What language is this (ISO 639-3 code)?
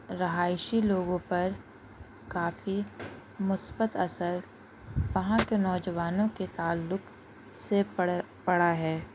urd